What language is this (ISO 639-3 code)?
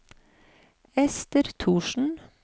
nor